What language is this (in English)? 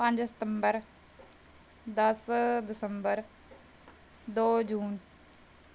Punjabi